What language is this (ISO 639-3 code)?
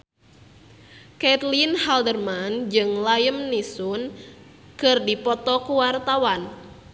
sun